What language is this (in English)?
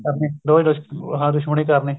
Punjabi